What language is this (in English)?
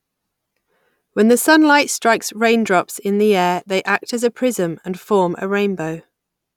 English